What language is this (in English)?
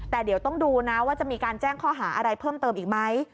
Thai